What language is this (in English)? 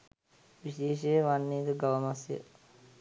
Sinhala